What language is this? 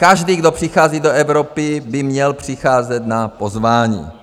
Czech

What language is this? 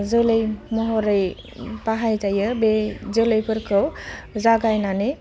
Bodo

